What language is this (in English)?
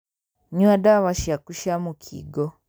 Kikuyu